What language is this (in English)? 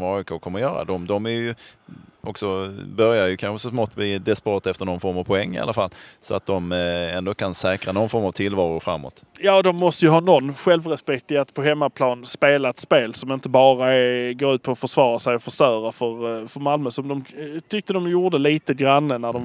Swedish